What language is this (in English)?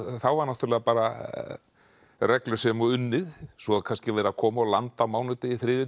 Icelandic